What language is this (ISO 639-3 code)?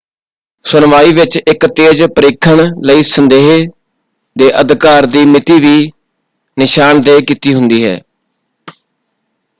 pan